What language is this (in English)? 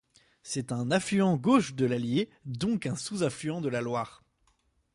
French